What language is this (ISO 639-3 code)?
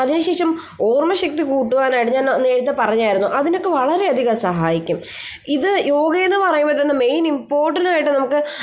mal